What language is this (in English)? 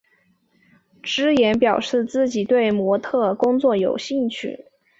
Chinese